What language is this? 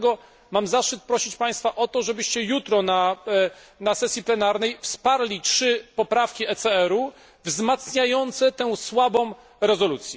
Polish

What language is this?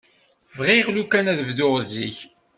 Kabyle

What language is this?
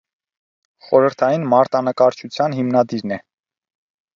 Armenian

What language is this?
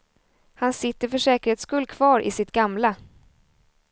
Swedish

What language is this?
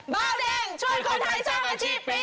Thai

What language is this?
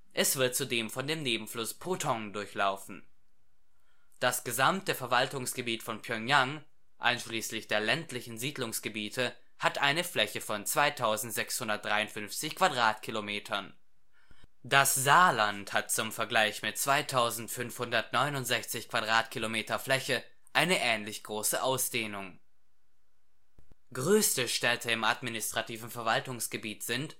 German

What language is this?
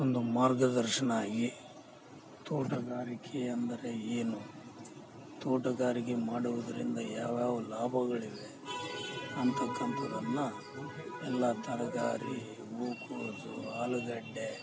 Kannada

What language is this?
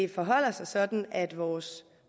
Danish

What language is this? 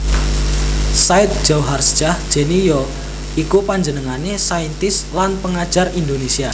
Javanese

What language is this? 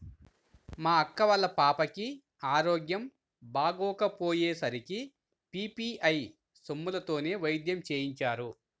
Telugu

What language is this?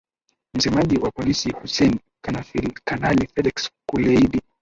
Swahili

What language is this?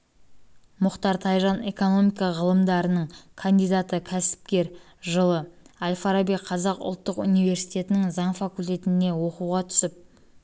Kazakh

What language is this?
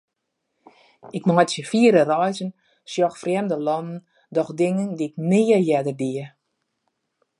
Western Frisian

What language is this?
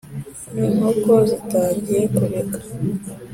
Kinyarwanda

